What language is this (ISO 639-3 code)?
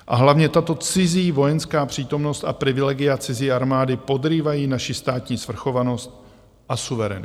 ces